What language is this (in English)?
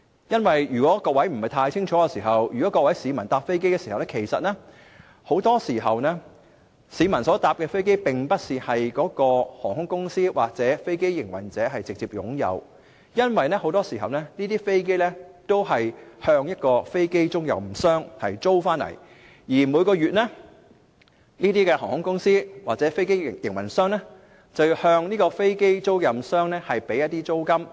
Cantonese